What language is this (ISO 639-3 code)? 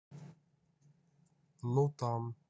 rus